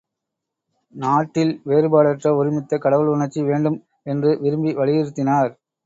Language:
Tamil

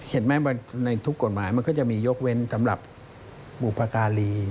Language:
Thai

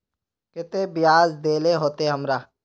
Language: Magahi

